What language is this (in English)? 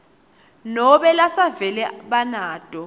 Swati